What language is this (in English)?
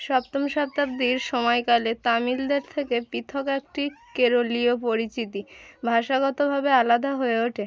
Bangla